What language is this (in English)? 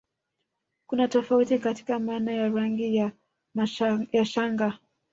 Swahili